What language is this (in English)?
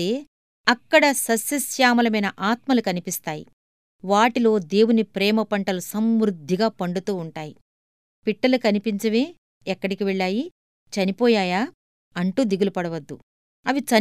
Telugu